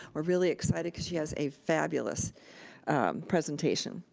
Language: English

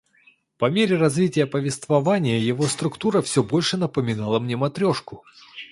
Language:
Russian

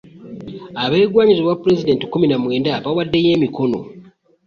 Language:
Ganda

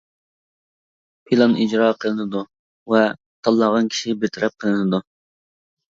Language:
Uyghur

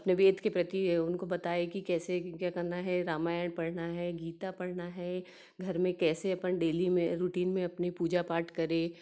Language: Hindi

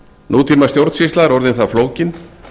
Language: Icelandic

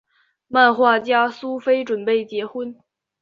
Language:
Chinese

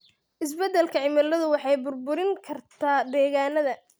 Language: Somali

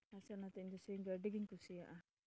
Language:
Santali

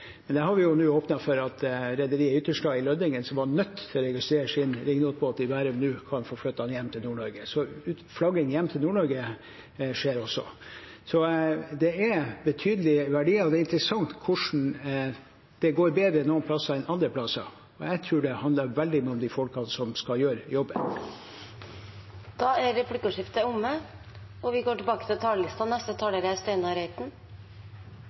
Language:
Norwegian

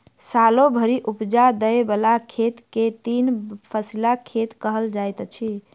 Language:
Maithili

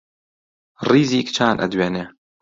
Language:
Central Kurdish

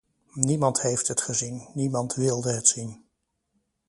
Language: Dutch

